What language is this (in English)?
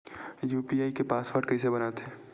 Chhattisgarhi